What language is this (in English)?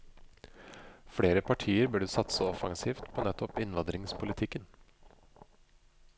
Norwegian